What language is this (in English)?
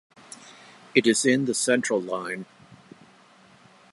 English